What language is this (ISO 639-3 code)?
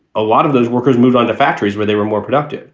eng